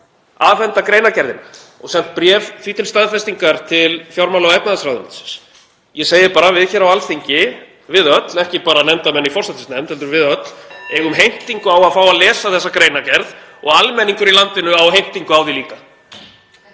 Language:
Icelandic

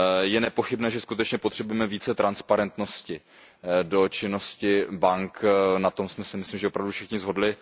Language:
Czech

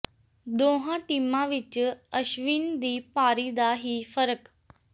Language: Punjabi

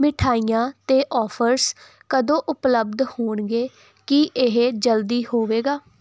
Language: Punjabi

